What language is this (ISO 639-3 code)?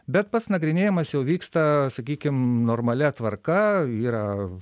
lit